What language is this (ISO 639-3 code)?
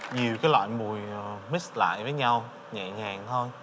vie